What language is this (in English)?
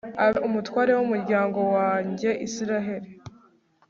Kinyarwanda